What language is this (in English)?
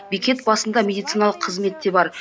Kazakh